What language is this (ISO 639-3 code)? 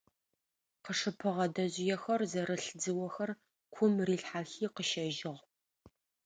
ady